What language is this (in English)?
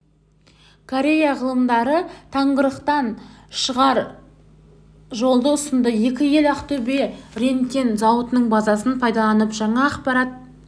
Kazakh